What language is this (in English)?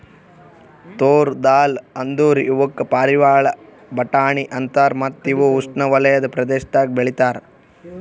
Kannada